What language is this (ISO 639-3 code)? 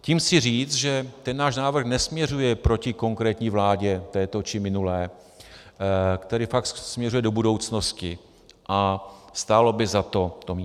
ces